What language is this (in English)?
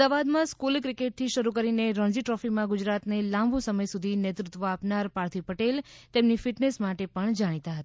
Gujarati